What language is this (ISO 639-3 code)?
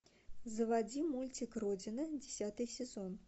rus